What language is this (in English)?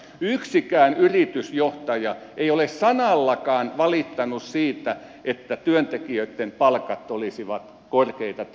Finnish